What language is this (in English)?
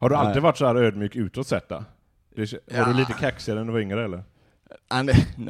Swedish